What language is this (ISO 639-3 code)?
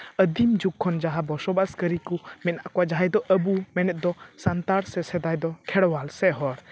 sat